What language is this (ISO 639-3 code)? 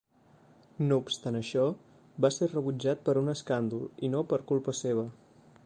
cat